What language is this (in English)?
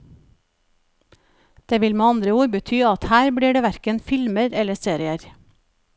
Norwegian